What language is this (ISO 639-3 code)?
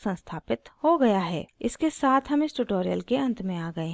hin